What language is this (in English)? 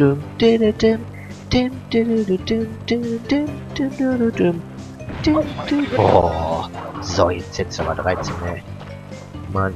German